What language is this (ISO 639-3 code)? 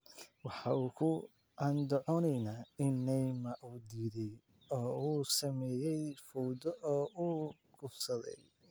som